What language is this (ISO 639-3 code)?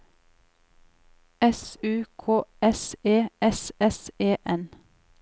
nor